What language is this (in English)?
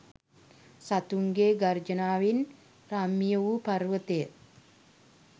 Sinhala